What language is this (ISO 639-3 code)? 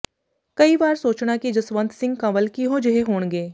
pan